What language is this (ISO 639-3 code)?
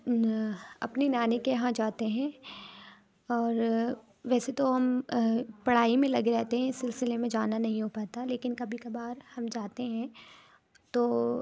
urd